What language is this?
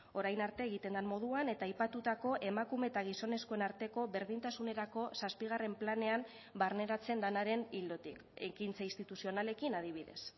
Basque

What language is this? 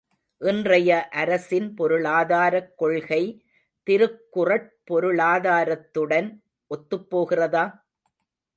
Tamil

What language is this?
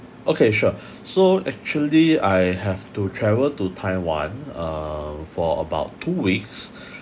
English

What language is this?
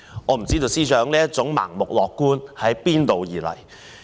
Cantonese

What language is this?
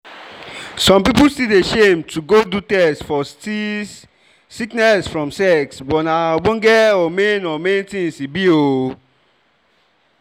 Nigerian Pidgin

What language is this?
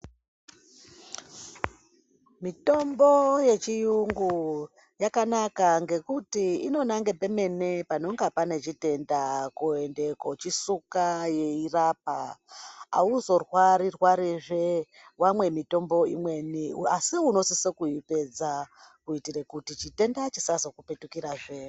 Ndau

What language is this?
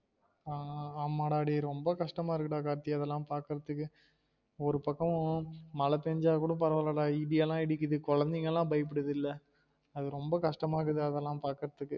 Tamil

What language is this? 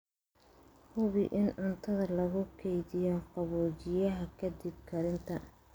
Somali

